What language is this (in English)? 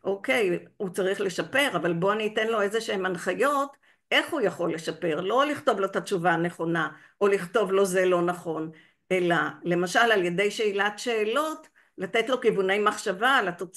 Hebrew